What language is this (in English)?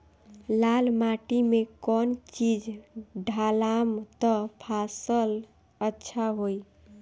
Bhojpuri